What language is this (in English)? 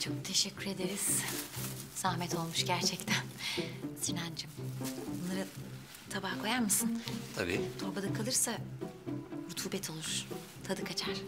Turkish